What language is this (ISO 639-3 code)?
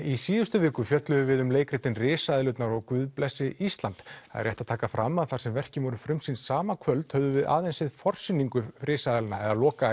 isl